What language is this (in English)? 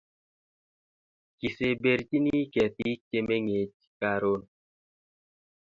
Kalenjin